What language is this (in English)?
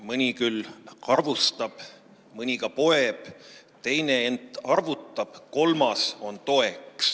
Estonian